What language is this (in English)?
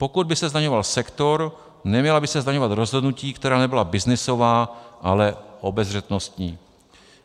Czech